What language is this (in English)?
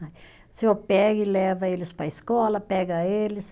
Portuguese